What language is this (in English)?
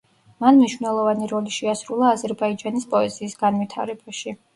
Georgian